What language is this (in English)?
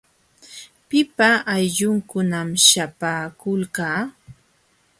Jauja Wanca Quechua